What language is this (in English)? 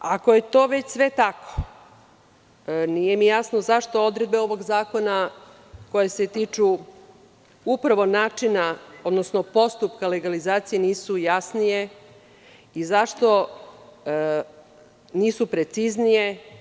Serbian